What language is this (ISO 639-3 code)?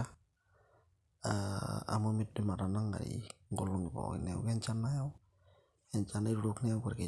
mas